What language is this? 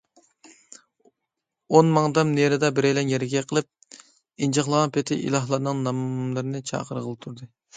Uyghur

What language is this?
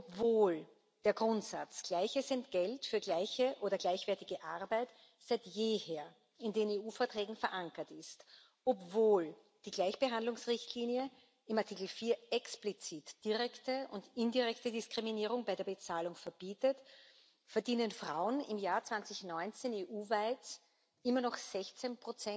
German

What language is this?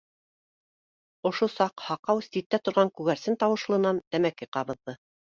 Bashkir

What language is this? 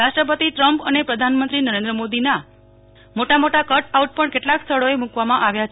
Gujarati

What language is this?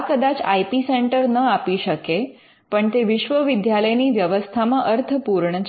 Gujarati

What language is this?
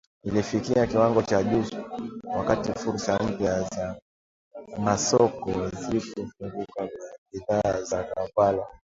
Swahili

